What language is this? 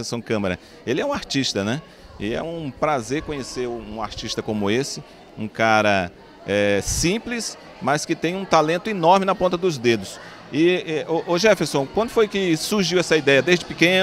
Portuguese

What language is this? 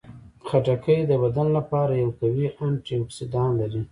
Pashto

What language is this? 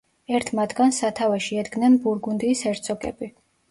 Georgian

